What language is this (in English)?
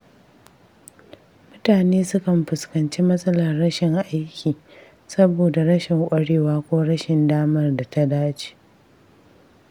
Hausa